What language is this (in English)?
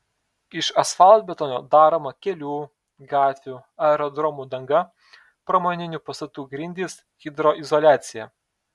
Lithuanian